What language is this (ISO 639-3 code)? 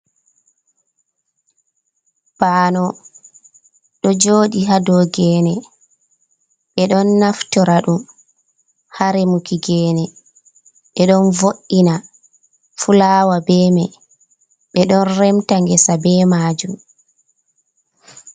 ful